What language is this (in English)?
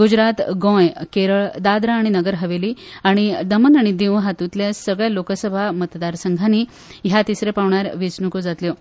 Konkani